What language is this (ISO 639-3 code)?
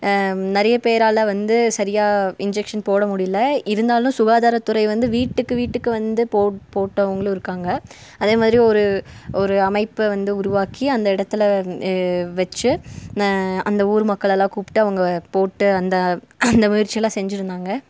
tam